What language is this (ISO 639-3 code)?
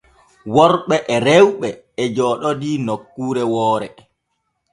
fue